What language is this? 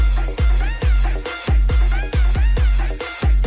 Thai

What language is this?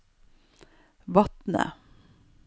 Norwegian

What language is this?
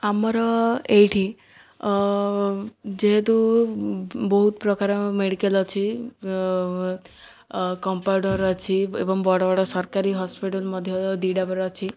Odia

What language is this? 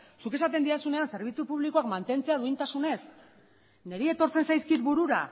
Basque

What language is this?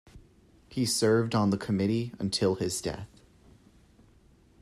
English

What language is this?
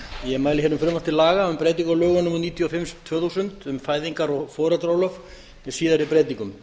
Icelandic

